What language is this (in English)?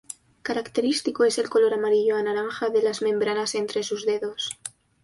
Spanish